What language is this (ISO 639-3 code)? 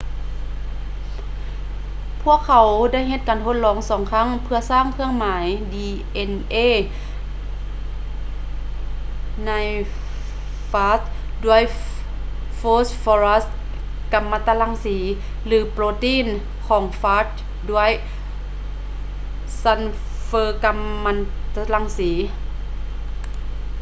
lao